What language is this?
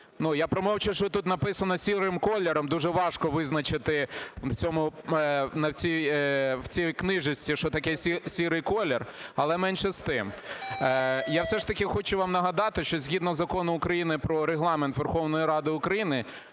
Ukrainian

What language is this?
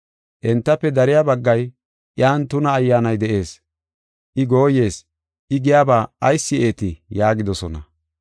Gofa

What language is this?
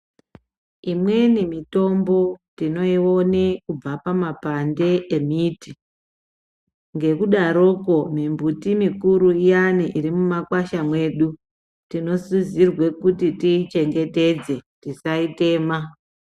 Ndau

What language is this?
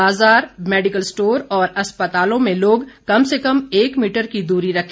Hindi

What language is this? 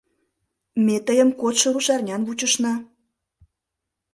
Mari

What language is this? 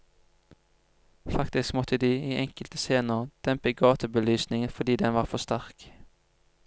Norwegian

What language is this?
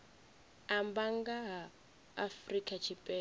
Venda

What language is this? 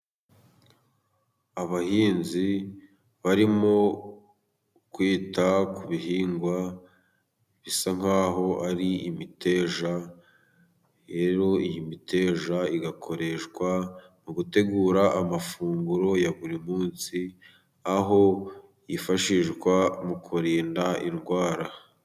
Kinyarwanda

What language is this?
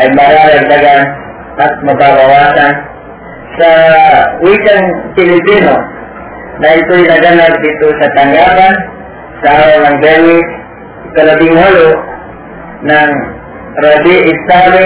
Filipino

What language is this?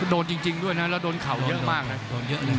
Thai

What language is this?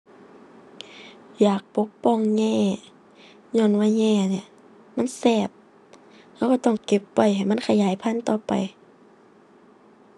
Thai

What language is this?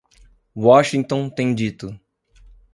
Portuguese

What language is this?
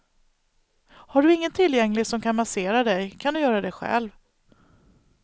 Swedish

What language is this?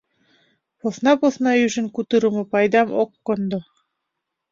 Mari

